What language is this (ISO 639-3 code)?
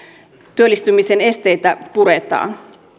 fin